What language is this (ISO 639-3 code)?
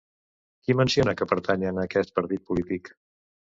cat